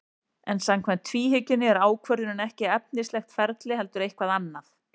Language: Icelandic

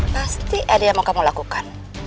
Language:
Indonesian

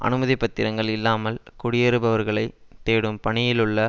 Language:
Tamil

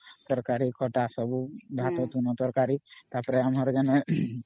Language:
Odia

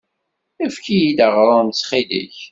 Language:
Kabyle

